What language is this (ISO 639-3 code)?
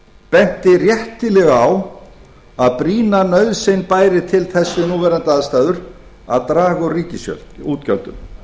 isl